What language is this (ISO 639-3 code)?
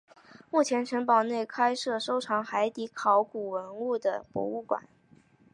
zho